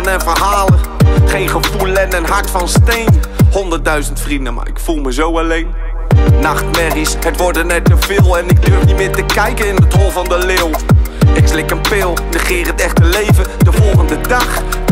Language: Dutch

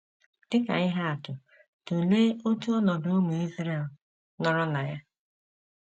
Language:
Igbo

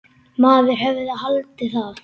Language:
Icelandic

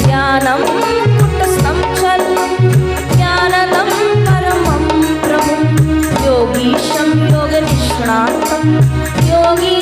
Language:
Hindi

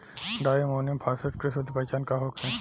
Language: Bhojpuri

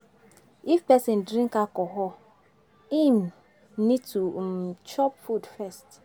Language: Nigerian Pidgin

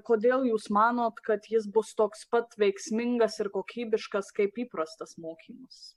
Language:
Lithuanian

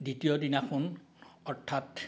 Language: Assamese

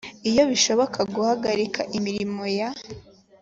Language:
Kinyarwanda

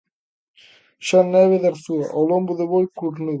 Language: Galician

